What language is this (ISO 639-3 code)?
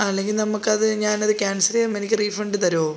mal